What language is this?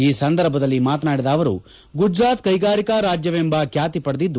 Kannada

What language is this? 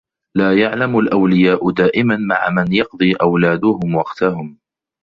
Arabic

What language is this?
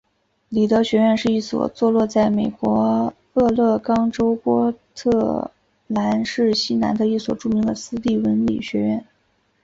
Chinese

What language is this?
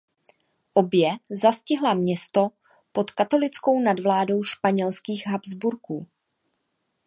Czech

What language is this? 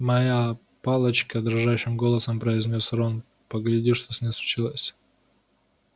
Russian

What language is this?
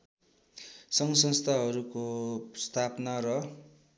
Nepali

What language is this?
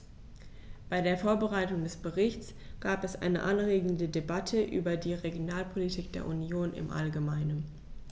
German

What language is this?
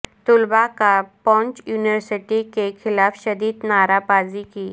Urdu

